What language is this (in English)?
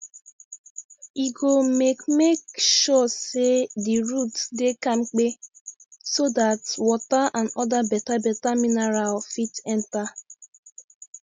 Nigerian Pidgin